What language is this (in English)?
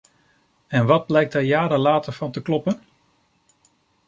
Dutch